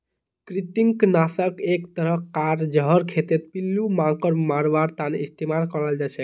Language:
Magahi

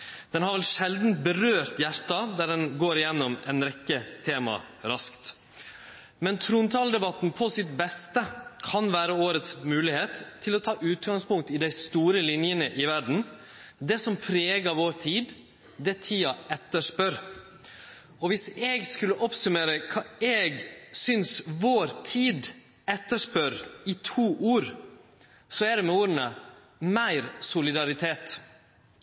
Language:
Norwegian Nynorsk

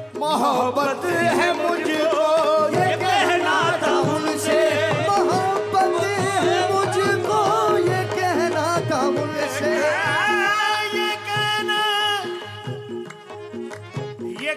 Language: Hindi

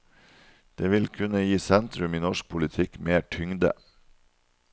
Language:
Norwegian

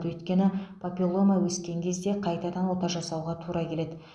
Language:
Kazakh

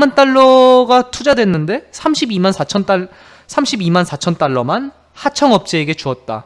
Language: Korean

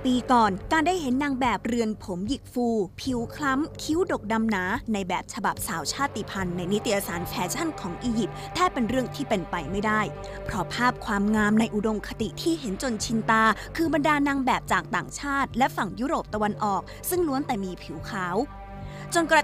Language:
Thai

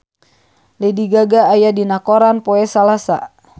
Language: Sundanese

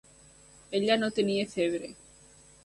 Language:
Catalan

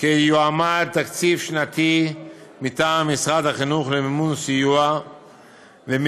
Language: Hebrew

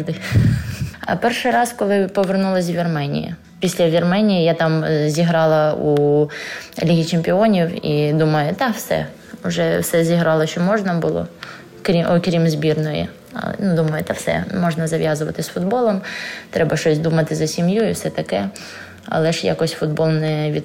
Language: Ukrainian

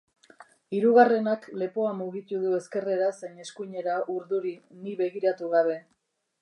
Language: Basque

